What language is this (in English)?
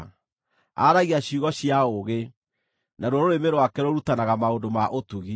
Kikuyu